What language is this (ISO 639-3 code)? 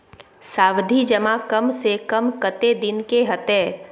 mai